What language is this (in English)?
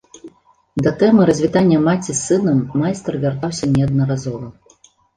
Belarusian